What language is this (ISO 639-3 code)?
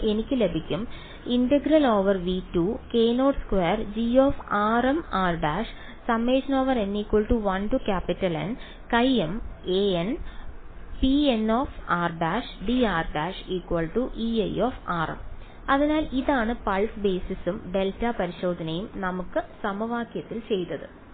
mal